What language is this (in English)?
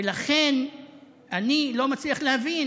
Hebrew